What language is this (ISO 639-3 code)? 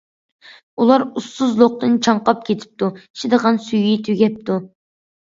uig